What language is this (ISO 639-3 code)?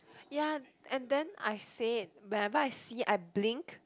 eng